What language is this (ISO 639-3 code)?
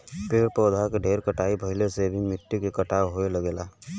bho